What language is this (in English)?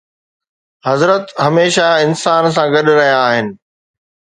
Sindhi